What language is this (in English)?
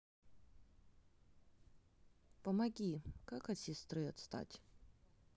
Russian